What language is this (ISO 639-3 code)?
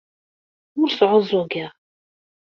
kab